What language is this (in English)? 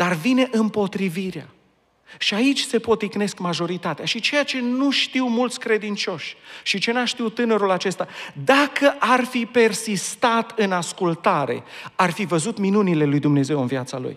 Romanian